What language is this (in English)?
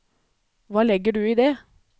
Norwegian